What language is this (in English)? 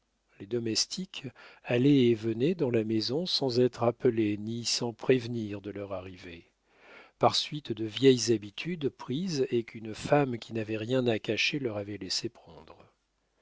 French